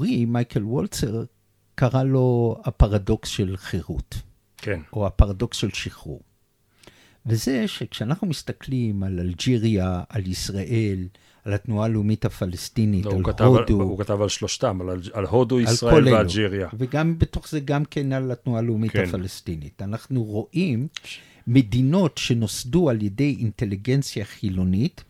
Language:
Hebrew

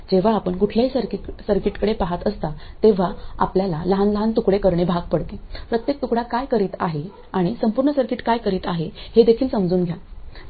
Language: Marathi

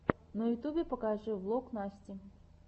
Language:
Russian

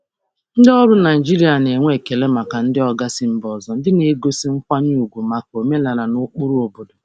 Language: Igbo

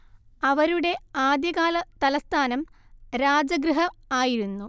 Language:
Malayalam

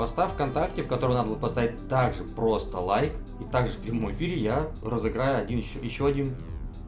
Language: Russian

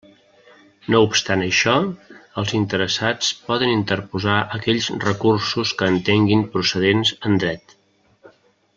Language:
Catalan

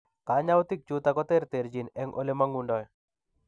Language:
Kalenjin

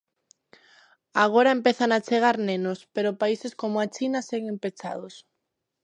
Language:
Galician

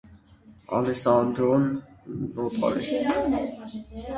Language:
Armenian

